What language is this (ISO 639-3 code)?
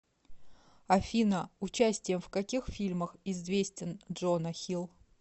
rus